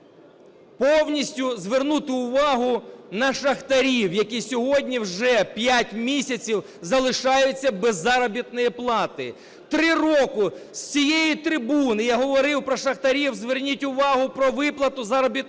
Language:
Ukrainian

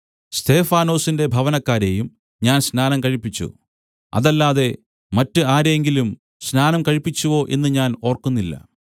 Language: Malayalam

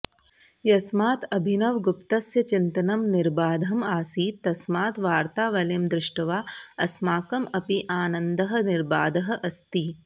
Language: Sanskrit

